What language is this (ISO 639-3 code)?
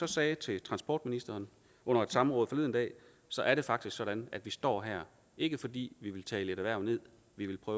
dan